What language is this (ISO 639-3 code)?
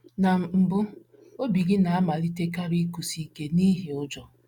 ibo